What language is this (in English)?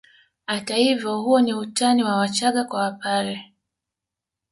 Swahili